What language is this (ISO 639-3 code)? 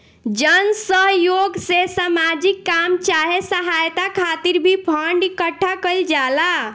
bho